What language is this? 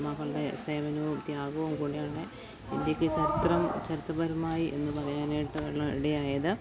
Malayalam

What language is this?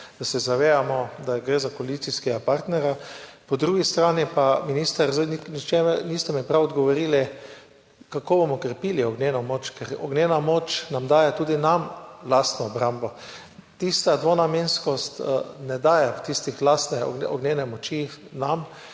Slovenian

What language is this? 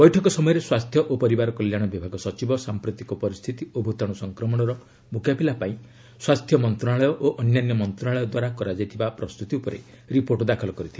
Odia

